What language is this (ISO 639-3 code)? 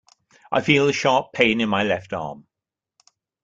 eng